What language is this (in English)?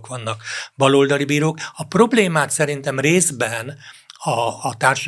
Hungarian